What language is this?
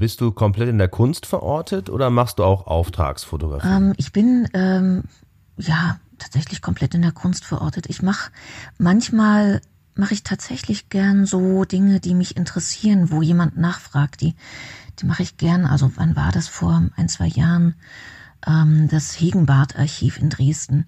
German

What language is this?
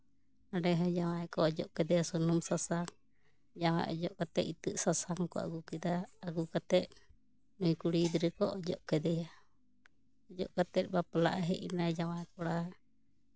Santali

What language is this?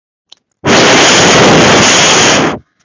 Swahili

